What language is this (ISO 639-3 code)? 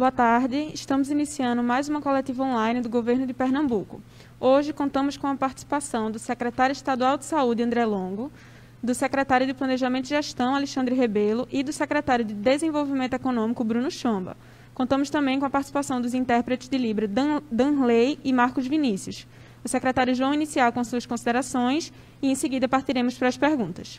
por